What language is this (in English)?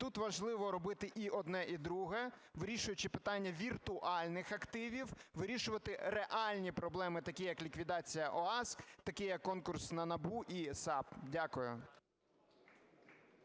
Ukrainian